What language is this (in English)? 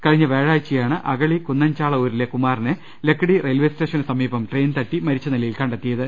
Malayalam